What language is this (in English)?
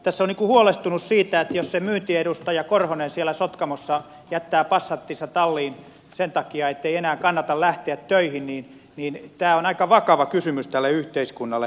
Finnish